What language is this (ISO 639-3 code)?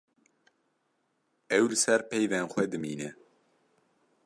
kur